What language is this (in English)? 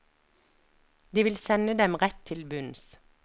Norwegian